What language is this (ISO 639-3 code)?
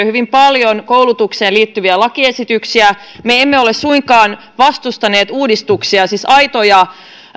fin